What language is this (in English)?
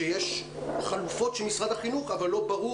Hebrew